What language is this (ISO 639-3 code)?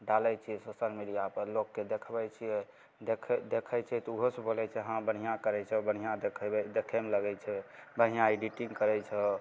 mai